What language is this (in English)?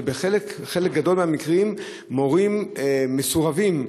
Hebrew